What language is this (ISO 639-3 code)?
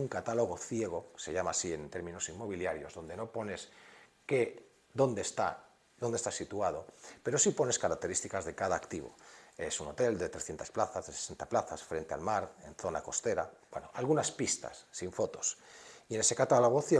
spa